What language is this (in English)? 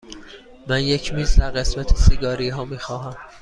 Persian